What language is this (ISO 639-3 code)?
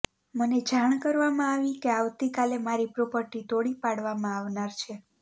guj